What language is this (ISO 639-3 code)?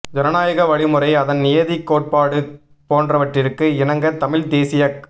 tam